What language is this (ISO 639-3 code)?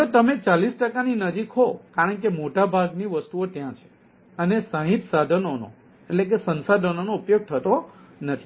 guj